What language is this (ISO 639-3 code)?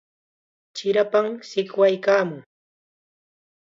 qxa